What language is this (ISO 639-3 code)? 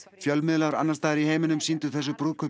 isl